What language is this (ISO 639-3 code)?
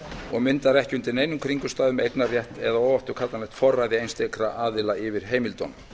isl